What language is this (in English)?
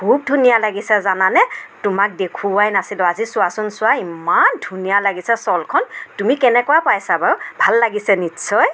Assamese